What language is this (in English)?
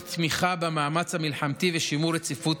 Hebrew